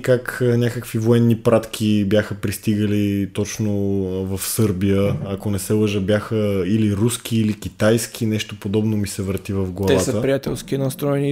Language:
Bulgarian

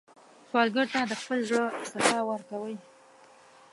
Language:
Pashto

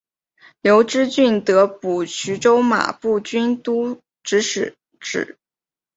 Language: Chinese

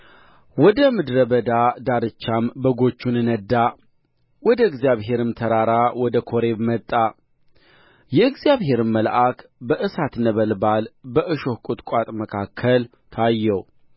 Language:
Amharic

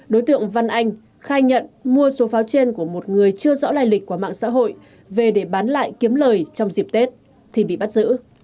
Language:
Vietnamese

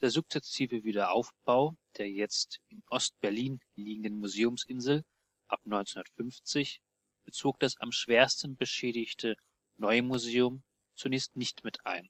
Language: German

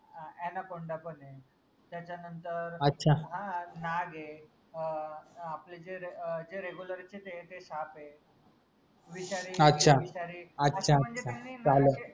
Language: Marathi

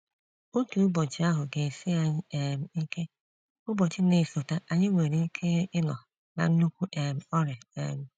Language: Igbo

